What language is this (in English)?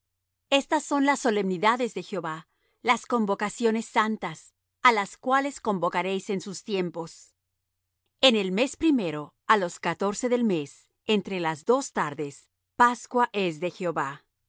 Spanish